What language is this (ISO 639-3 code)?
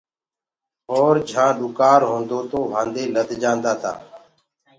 ggg